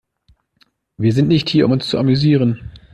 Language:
German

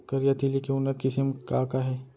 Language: Chhattisgarhi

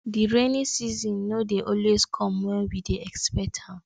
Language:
Nigerian Pidgin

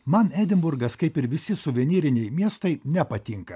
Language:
Lithuanian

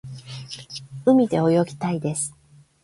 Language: Japanese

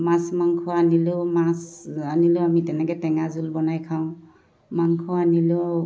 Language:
Assamese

